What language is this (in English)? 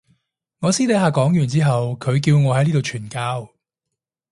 Cantonese